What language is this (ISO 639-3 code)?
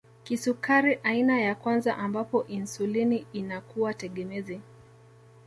swa